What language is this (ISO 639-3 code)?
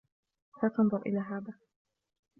ara